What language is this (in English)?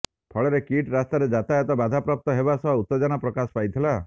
Odia